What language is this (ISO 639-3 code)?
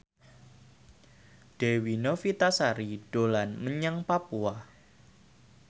jav